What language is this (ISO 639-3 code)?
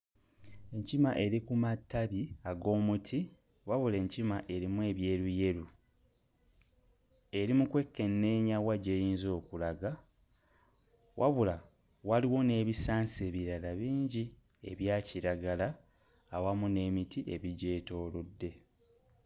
lug